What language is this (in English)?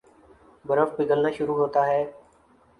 Urdu